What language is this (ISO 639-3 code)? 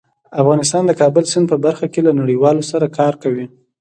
pus